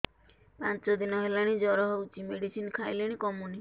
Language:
Odia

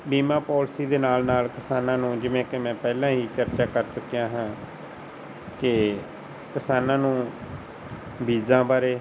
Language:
Punjabi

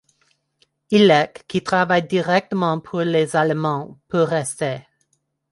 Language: French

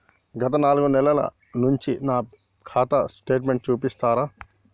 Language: Telugu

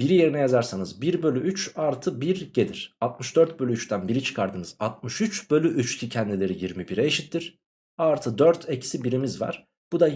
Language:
Turkish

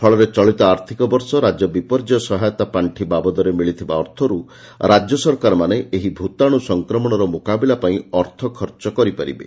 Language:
Odia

